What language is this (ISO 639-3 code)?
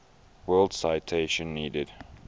eng